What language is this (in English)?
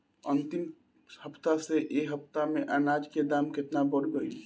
Bhojpuri